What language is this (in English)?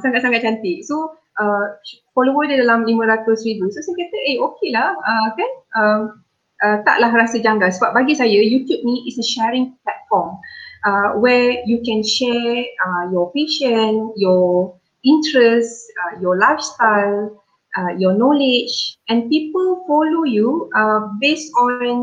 Malay